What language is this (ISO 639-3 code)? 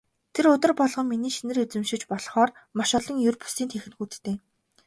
mon